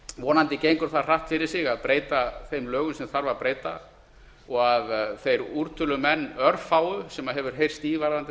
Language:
Icelandic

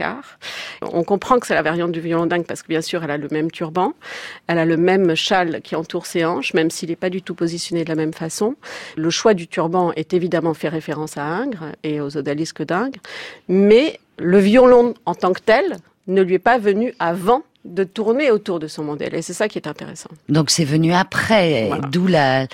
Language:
French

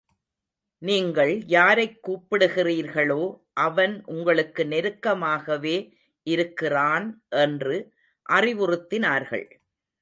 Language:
Tamil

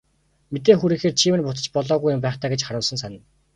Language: Mongolian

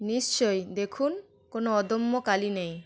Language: Bangla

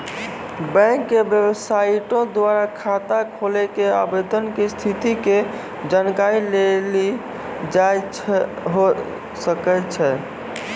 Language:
Maithili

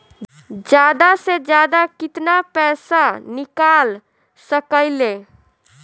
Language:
Bhojpuri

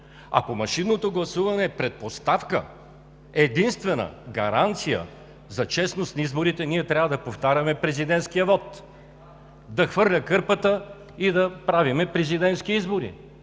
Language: Bulgarian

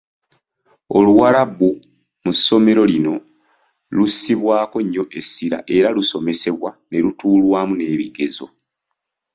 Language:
Ganda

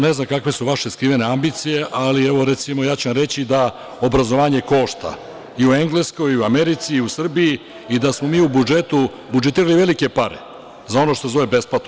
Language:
Serbian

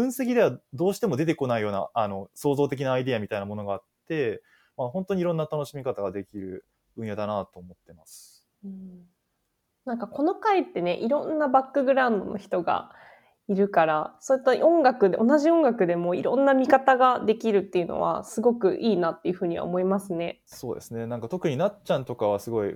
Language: Japanese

